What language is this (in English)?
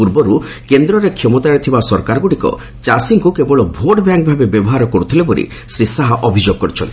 Odia